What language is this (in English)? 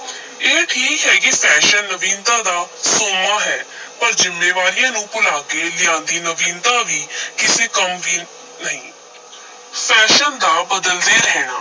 Punjabi